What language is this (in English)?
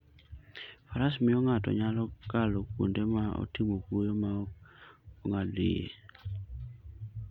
Luo (Kenya and Tanzania)